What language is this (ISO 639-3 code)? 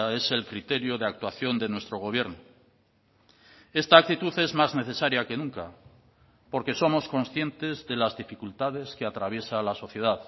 spa